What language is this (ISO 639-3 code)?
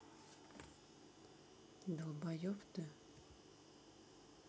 rus